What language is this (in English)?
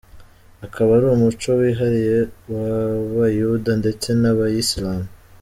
Kinyarwanda